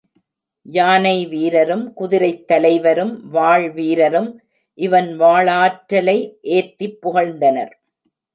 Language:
Tamil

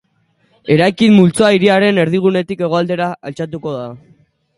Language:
Basque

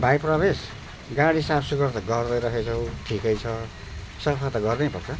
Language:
Nepali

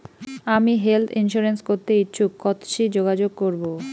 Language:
Bangla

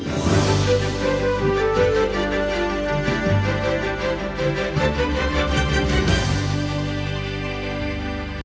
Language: Ukrainian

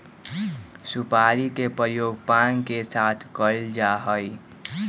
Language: Magahi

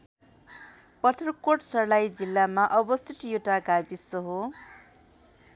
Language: Nepali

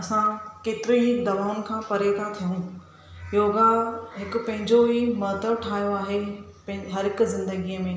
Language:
Sindhi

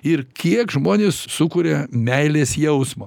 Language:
Lithuanian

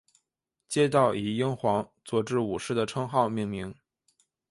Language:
Chinese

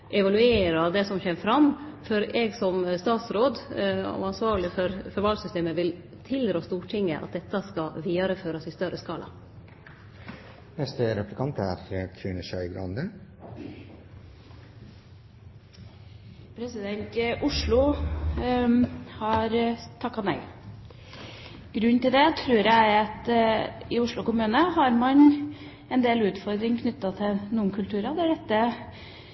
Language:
Norwegian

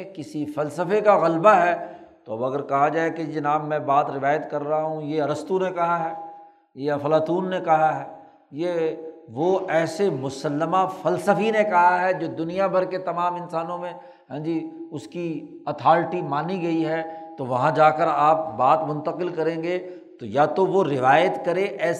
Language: Urdu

